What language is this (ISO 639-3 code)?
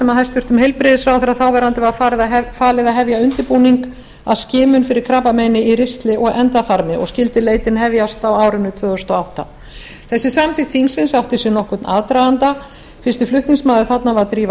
isl